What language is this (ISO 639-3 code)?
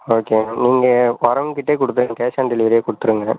tam